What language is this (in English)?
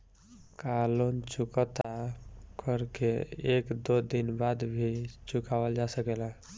Bhojpuri